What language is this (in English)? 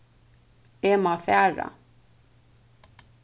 Faroese